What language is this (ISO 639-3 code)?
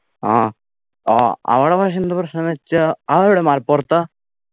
mal